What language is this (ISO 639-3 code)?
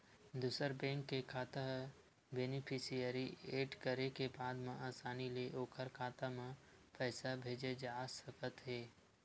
hne